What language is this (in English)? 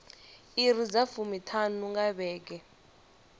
Venda